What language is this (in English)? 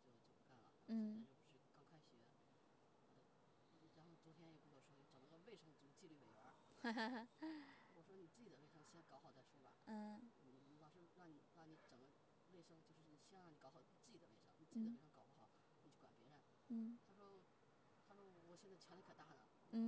Chinese